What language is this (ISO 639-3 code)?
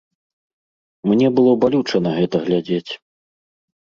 bel